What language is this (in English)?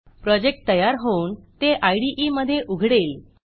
Marathi